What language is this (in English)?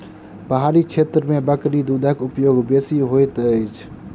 Maithili